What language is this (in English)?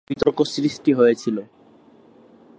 Bangla